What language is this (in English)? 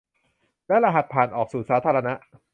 Thai